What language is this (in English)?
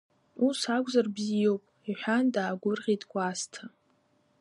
Abkhazian